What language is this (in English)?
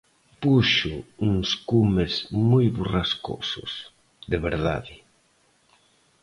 Galician